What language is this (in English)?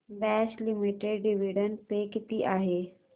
Marathi